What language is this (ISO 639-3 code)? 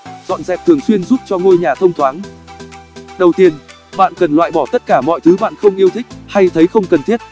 vie